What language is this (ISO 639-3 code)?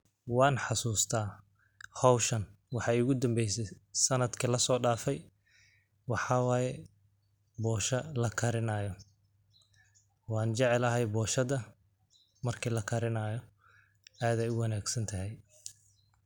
som